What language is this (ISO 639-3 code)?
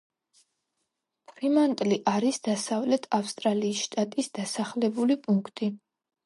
kat